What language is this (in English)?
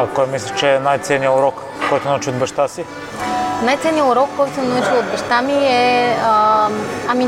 Bulgarian